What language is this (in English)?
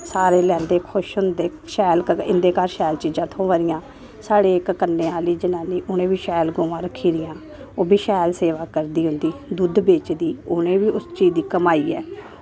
Dogri